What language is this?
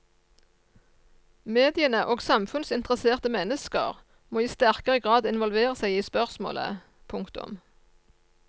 Norwegian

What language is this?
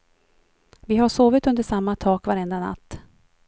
Swedish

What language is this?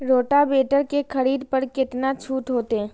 Maithili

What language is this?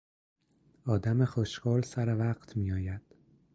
Persian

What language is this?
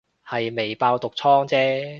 Cantonese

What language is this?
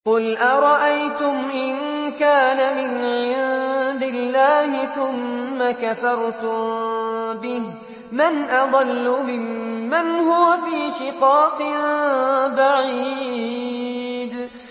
Arabic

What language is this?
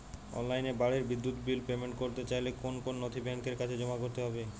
Bangla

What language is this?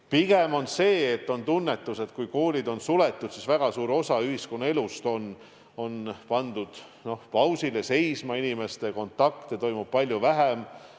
Estonian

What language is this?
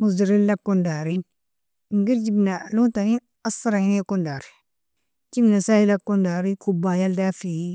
Nobiin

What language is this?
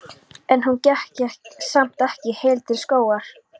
Icelandic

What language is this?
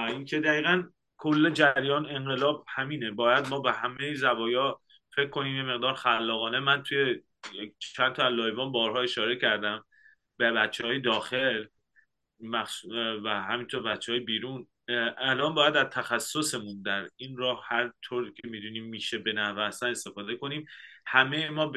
Persian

